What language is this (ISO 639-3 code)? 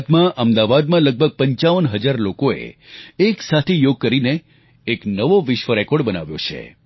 guj